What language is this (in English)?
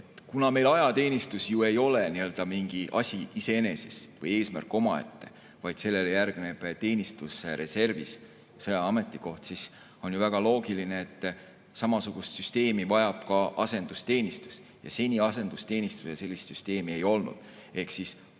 Estonian